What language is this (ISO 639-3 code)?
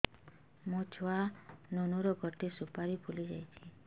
ori